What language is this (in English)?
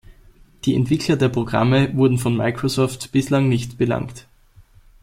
German